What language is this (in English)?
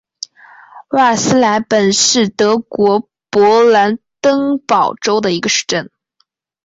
Chinese